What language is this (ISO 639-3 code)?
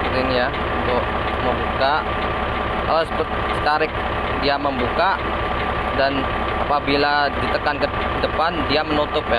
ind